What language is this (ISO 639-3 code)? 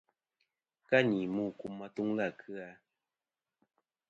bkm